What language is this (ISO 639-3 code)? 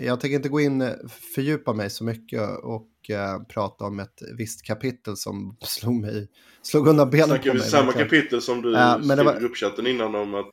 swe